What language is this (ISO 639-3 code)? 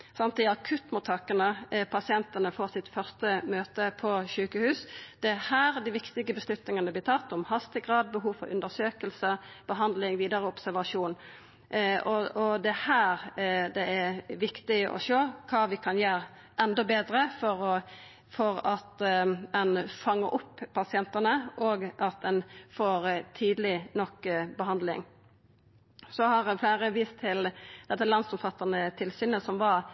nno